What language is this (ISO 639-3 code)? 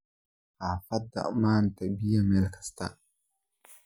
som